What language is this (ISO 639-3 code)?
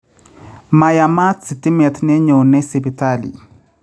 kln